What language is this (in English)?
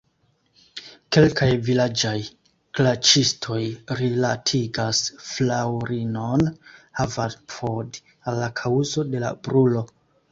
Esperanto